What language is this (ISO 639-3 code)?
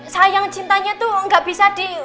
ind